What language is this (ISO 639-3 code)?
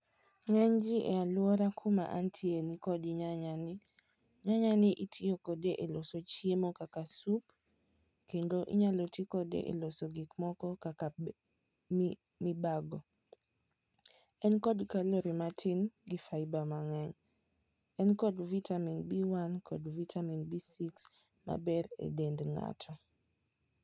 luo